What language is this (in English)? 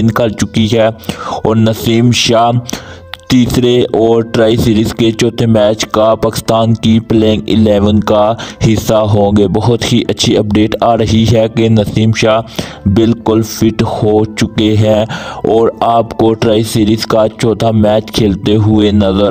Hindi